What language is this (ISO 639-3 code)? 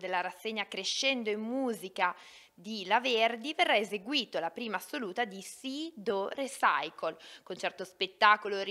ita